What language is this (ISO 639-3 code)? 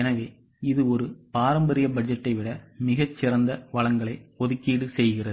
tam